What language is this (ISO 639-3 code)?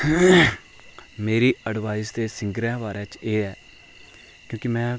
doi